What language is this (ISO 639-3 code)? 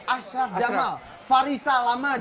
ind